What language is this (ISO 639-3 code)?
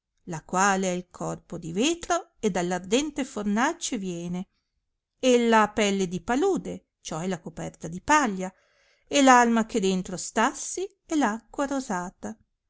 ita